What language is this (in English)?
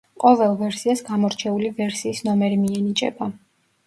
Georgian